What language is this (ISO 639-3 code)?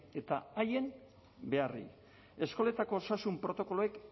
eus